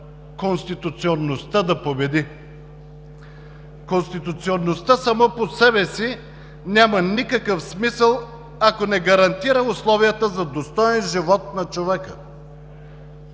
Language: Bulgarian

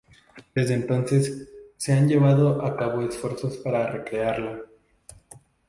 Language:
Spanish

